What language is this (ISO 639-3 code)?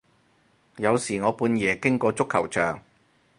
yue